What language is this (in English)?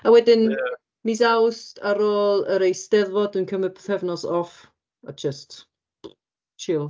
Welsh